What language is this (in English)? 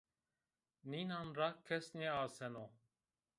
Zaza